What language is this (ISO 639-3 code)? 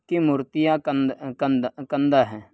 urd